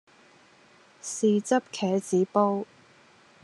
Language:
Cantonese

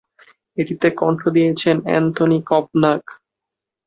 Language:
Bangla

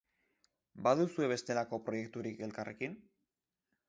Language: Basque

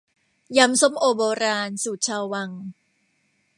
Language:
Thai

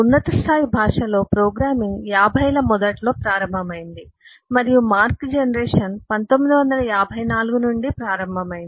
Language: Telugu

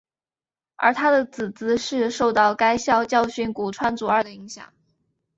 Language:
Chinese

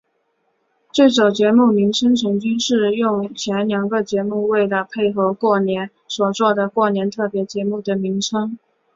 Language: Chinese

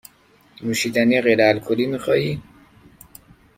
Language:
Persian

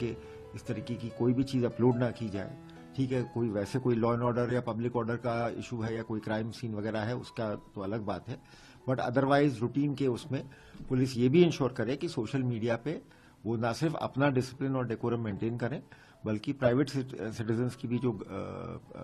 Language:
Hindi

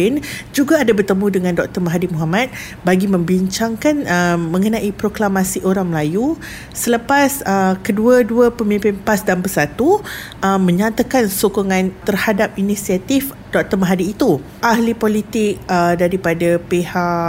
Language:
Malay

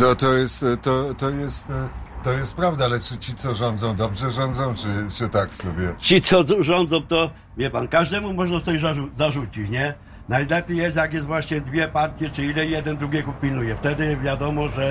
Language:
Polish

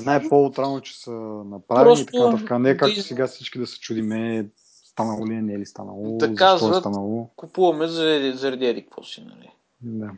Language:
Bulgarian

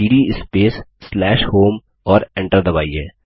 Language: Hindi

